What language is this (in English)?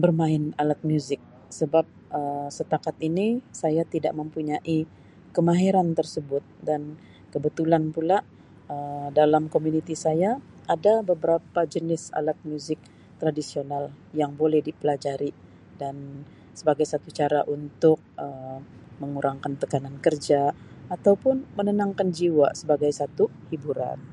Sabah Malay